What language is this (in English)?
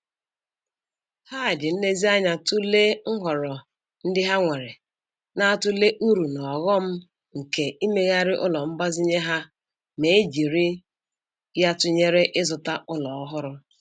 Igbo